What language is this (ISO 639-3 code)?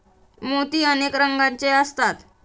mar